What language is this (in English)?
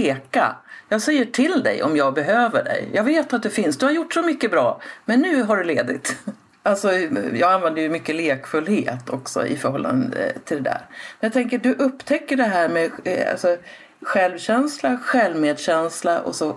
Swedish